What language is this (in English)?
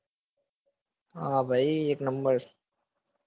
Gujarati